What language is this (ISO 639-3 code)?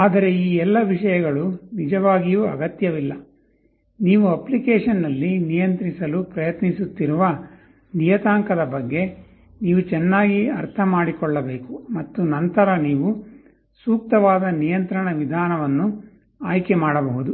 kan